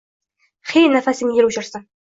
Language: Uzbek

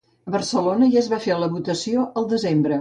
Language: Catalan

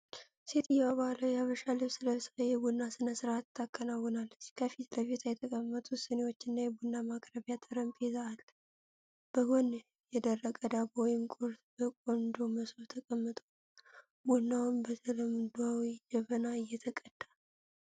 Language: Amharic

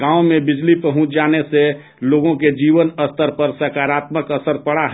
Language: Hindi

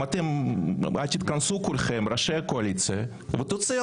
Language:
Hebrew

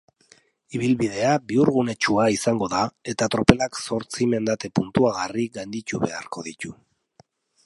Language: Basque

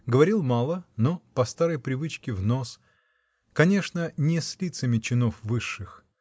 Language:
Russian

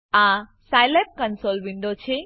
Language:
Gujarati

